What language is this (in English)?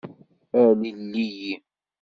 Kabyle